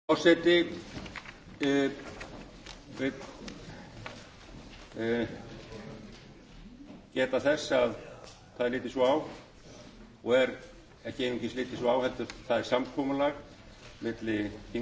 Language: Icelandic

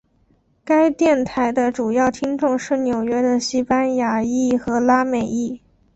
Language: Chinese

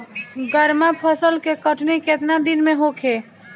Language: Bhojpuri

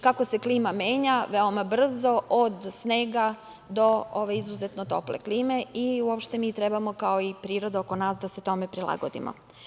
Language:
Serbian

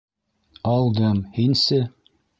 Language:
Bashkir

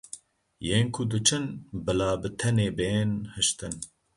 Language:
Kurdish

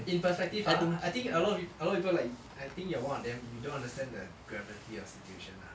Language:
English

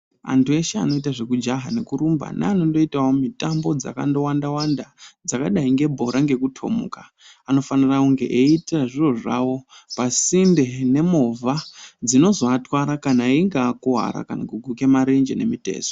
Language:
Ndau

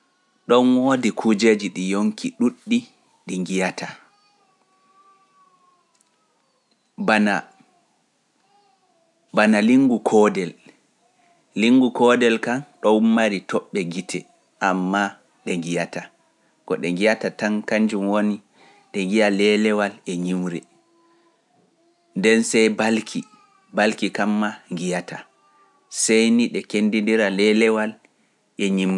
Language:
Pular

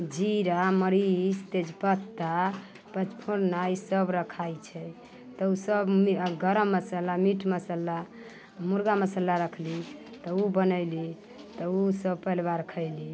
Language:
Maithili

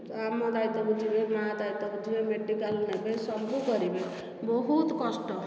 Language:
Odia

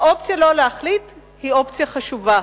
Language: Hebrew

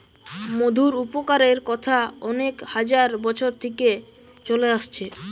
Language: Bangla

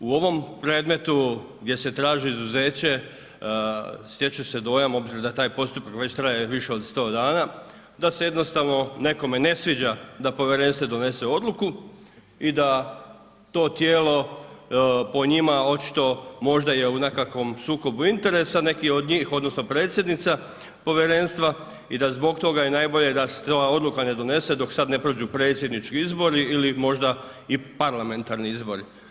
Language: Croatian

